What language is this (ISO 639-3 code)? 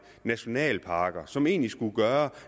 dan